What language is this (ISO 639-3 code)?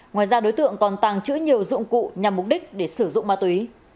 vie